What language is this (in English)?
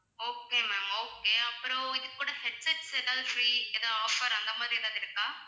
Tamil